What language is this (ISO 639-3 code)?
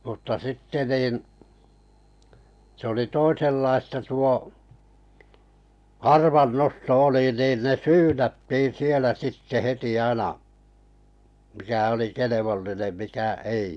fin